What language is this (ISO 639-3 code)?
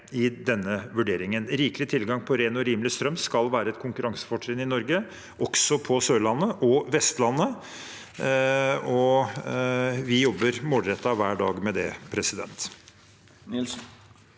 nor